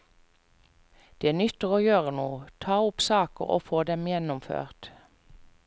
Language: Norwegian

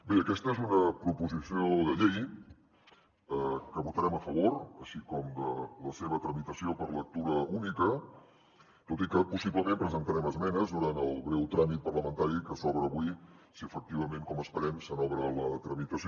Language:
Catalan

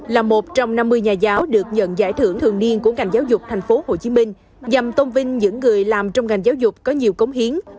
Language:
Vietnamese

